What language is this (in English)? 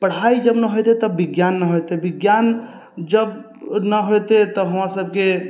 Maithili